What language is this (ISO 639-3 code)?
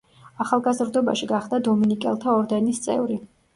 kat